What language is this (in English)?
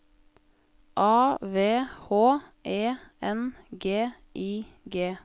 Norwegian